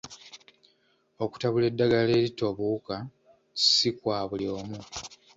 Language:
Ganda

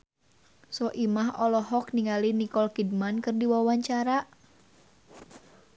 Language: Sundanese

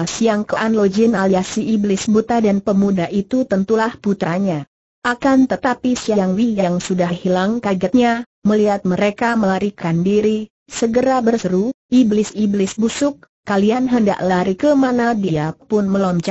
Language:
Indonesian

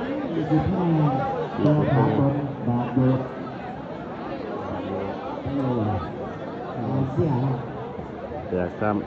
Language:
Thai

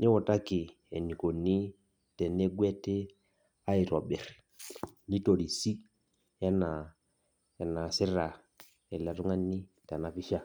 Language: Masai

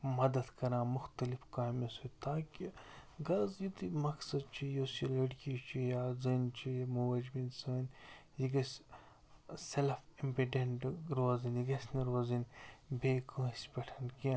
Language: Kashmiri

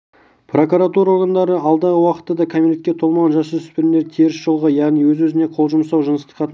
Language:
Kazakh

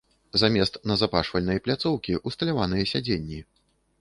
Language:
Belarusian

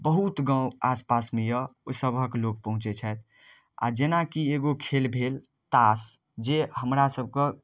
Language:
Maithili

